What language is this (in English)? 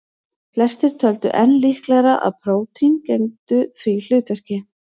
Icelandic